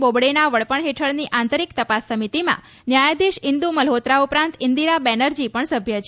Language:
Gujarati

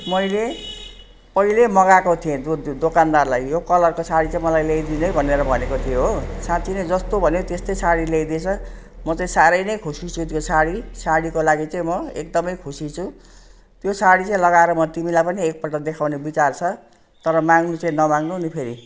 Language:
Nepali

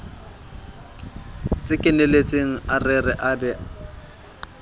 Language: Southern Sotho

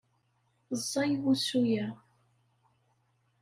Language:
Kabyle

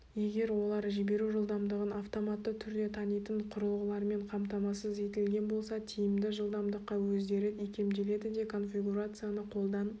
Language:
Kazakh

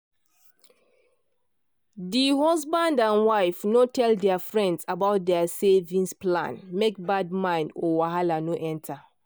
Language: Nigerian Pidgin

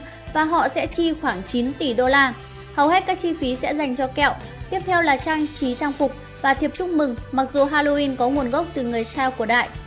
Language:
Vietnamese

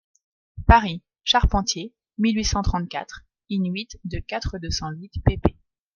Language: French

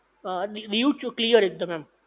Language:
Gujarati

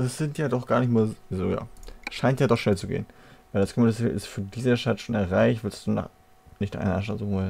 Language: German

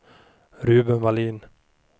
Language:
Swedish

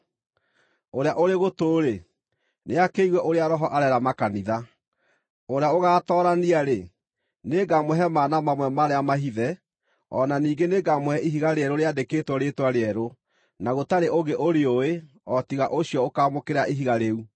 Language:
Kikuyu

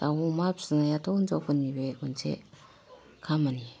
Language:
Bodo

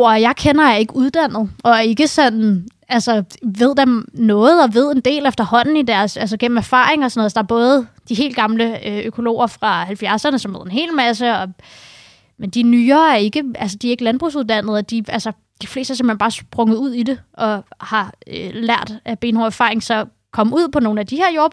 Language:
Danish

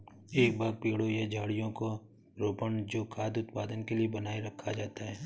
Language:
Hindi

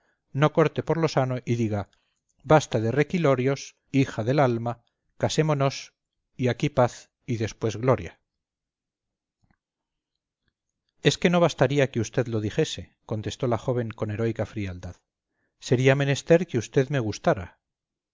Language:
Spanish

